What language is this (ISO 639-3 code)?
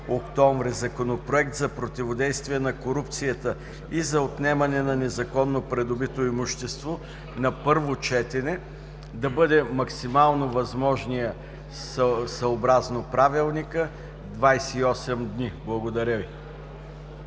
bul